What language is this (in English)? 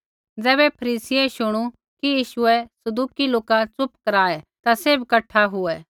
Kullu Pahari